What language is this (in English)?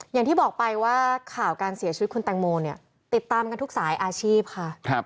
Thai